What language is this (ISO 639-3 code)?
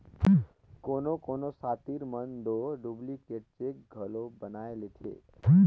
hne